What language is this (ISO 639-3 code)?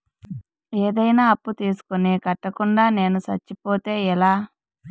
tel